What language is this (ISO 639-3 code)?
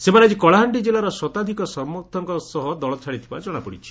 ori